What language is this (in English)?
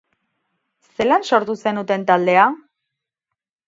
Basque